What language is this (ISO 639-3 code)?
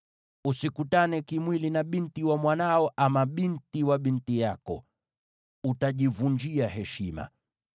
swa